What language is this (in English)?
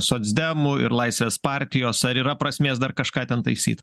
Lithuanian